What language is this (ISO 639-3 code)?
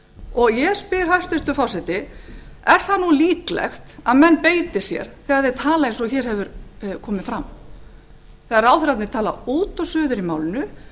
isl